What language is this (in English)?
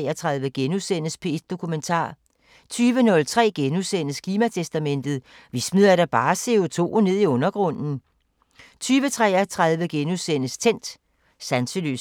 Danish